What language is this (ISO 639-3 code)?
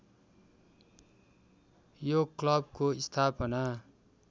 nep